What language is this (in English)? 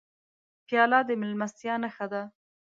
Pashto